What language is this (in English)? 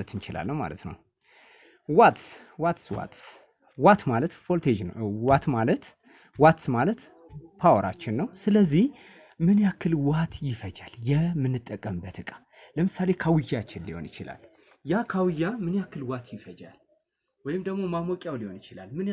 Turkish